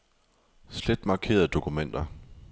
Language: Danish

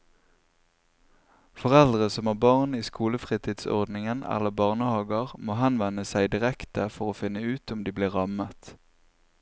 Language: Norwegian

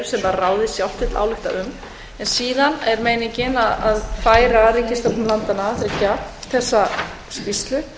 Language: Icelandic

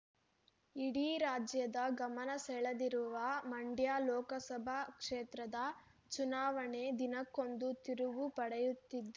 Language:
Kannada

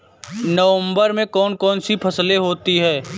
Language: Hindi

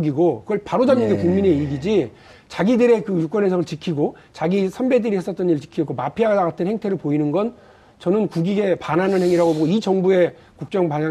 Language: Korean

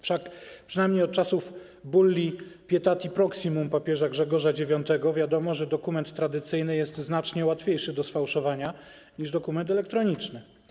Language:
Polish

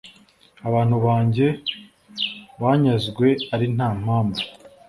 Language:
Kinyarwanda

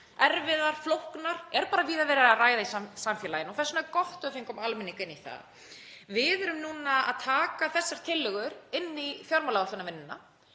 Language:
Icelandic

